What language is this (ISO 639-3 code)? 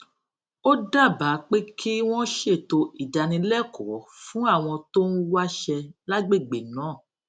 yor